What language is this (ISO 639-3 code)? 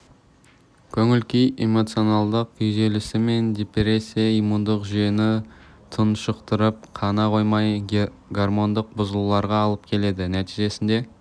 kaz